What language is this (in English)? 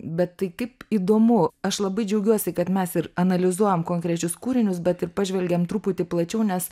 Lithuanian